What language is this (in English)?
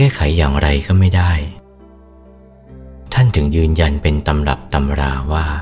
Thai